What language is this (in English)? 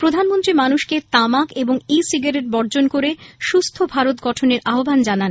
Bangla